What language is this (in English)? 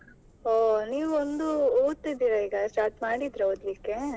Kannada